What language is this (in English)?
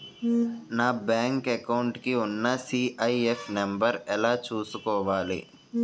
Telugu